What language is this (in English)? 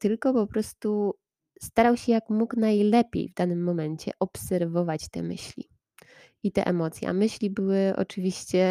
Polish